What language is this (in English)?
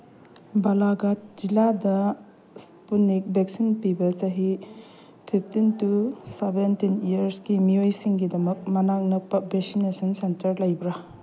Manipuri